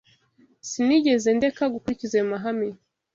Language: Kinyarwanda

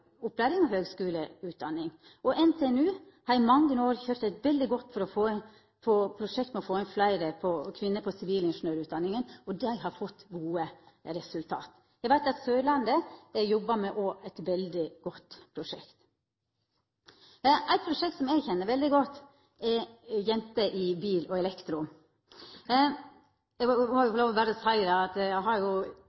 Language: Norwegian Nynorsk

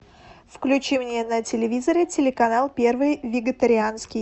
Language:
Russian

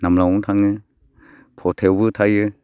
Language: Bodo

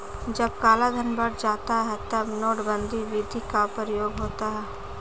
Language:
Hindi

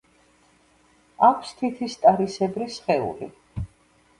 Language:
Georgian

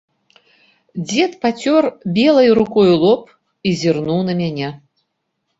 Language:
Belarusian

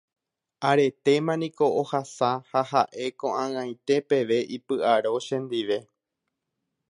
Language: Guarani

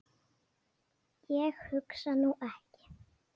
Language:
Icelandic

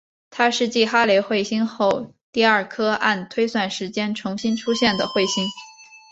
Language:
Chinese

